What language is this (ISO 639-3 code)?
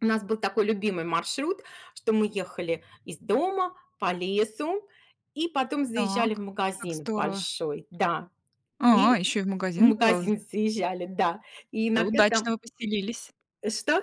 rus